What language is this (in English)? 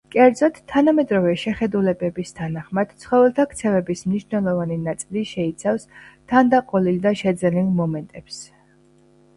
Georgian